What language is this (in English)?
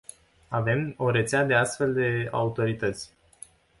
Romanian